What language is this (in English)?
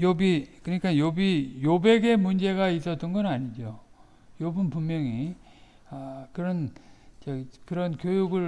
Korean